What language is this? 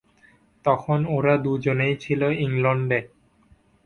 Bangla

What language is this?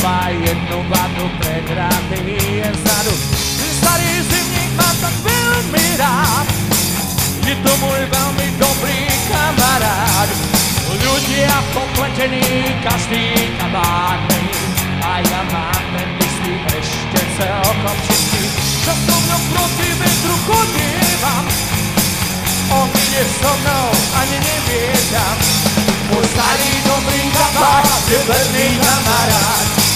Slovak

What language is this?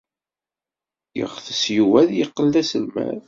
Kabyle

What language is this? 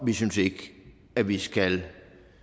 Danish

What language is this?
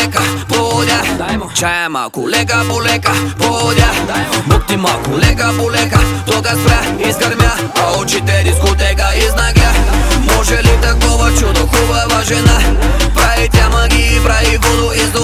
Bulgarian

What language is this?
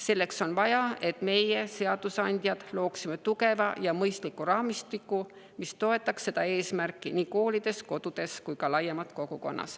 Estonian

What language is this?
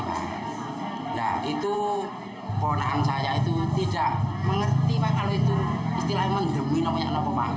Indonesian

